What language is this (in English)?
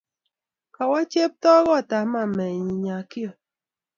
Kalenjin